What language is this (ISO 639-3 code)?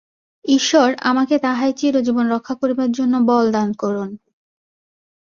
ben